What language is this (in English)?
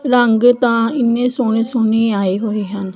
Punjabi